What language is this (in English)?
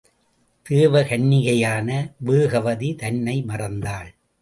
Tamil